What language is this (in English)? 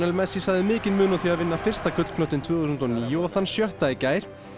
Icelandic